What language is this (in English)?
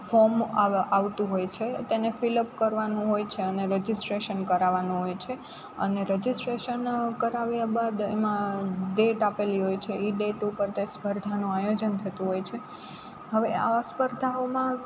Gujarati